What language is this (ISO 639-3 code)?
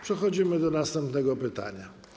pol